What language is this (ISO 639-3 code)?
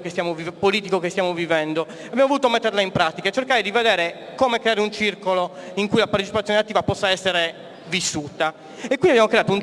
ita